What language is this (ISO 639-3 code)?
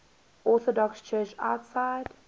eng